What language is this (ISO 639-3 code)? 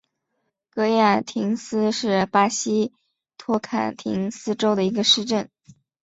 zho